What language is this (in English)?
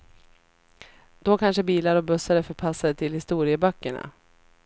Swedish